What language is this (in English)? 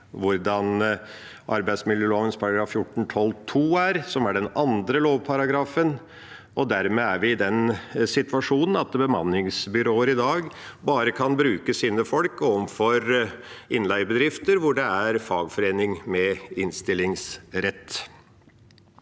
Norwegian